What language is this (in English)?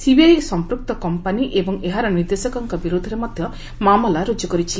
Odia